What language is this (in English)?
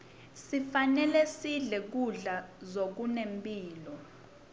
Swati